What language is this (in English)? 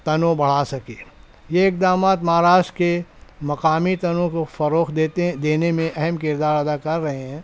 Urdu